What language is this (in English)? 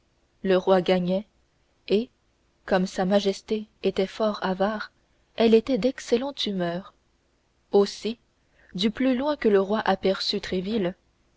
French